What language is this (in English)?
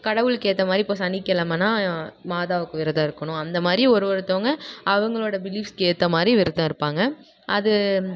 Tamil